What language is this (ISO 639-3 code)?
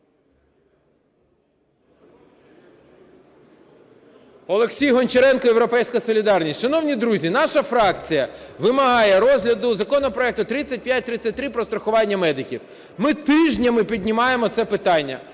ukr